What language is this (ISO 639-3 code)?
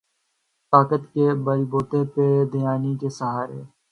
urd